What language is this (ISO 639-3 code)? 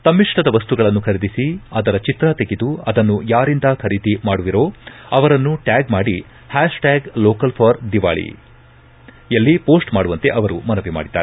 kan